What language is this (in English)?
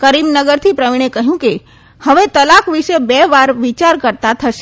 Gujarati